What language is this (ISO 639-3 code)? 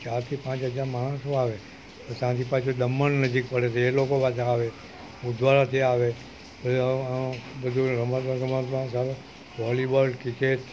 guj